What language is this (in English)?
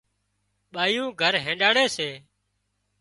Wadiyara Koli